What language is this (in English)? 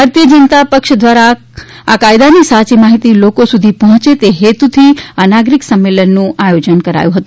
Gujarati